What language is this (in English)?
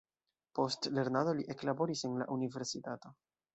Esperanto